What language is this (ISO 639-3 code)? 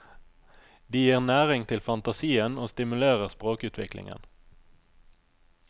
nor